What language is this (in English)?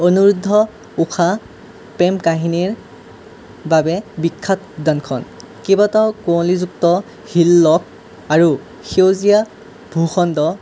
Assamese